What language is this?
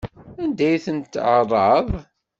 Kabyle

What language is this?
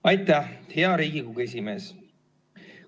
Estonian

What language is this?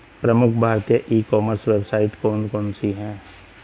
Hindi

